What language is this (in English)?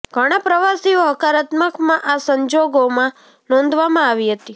Gujarati